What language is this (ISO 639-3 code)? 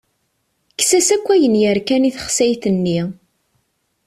kab